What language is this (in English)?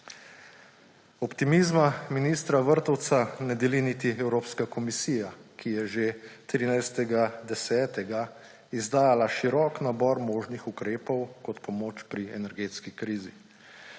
Slovenian